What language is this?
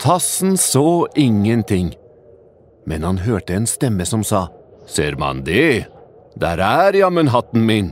Norwegian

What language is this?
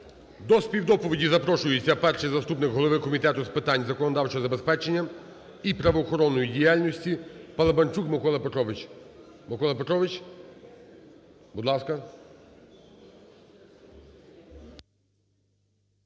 Ukrainian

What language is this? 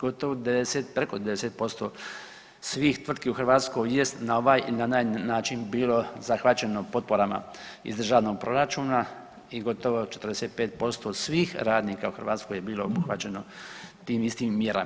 Croatian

